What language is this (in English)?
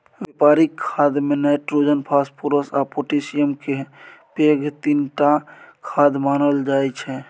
Maithili